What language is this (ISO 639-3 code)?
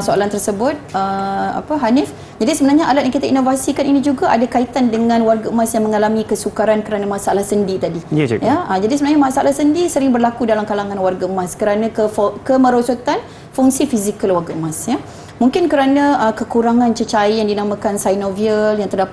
msa